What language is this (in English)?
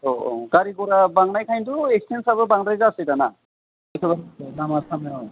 Bodo